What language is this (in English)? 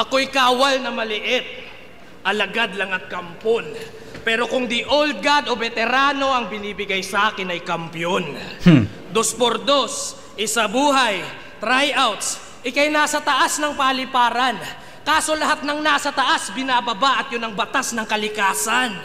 Filipino